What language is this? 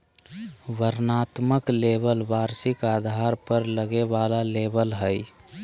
Magahi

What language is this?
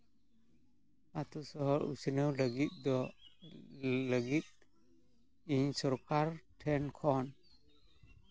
Santali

